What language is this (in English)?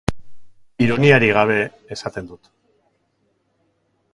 Basque